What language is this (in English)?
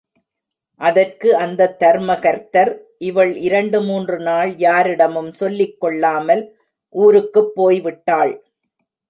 Tamil